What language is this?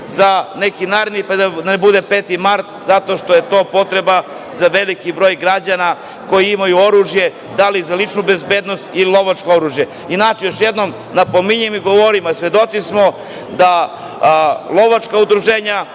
Serbian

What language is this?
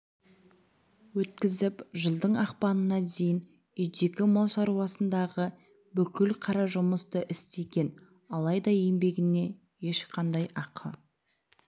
Kazakh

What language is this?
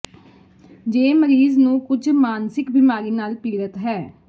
Punjabi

